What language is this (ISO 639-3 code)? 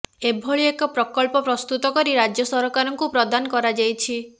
ori